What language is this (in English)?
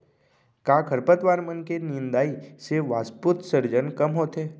Chhattisgarhi